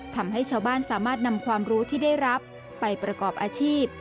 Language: Thai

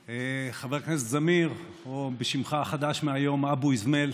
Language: Hebrew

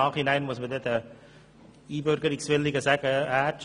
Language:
Swiss German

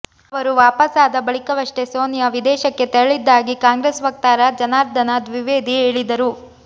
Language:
Kannada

